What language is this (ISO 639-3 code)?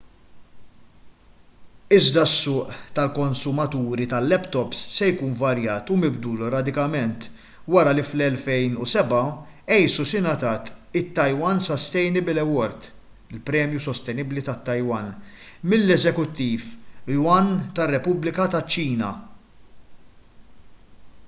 mlt